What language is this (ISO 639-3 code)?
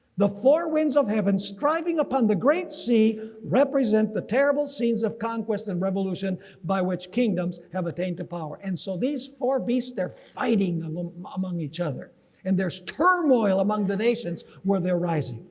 eng